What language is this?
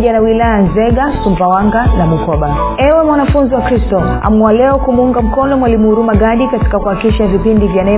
Swahili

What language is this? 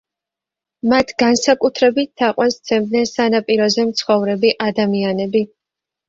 Georgian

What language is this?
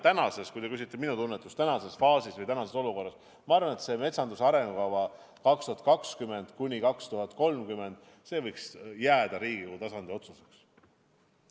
Estonian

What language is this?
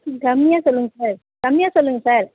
Tamil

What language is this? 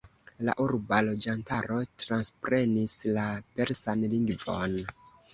Esperanto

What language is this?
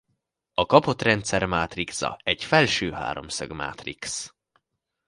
Hungarian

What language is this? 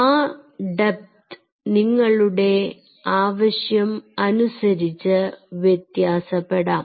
Malayalam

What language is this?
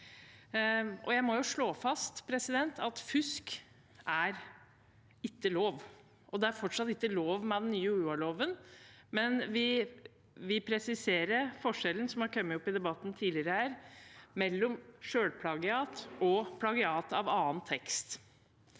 Norwegian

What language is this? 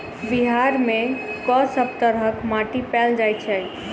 Maithili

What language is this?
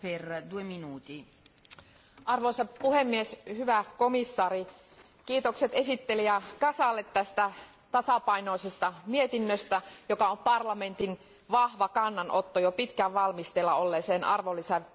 Finnish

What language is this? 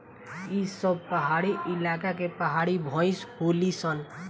Bhojpuri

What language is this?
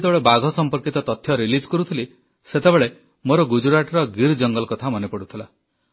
Odia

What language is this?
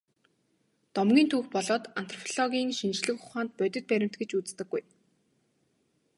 Mongolian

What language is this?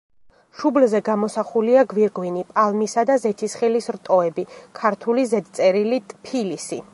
Georgian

